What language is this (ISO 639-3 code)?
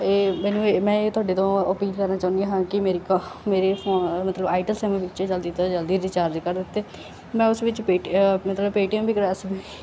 pan